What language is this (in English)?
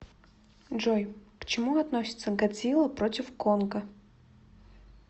Russian